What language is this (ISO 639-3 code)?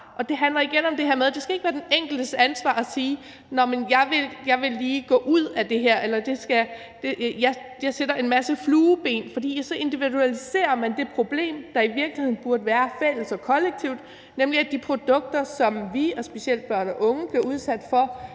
dan